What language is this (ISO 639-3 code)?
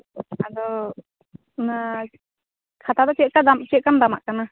sat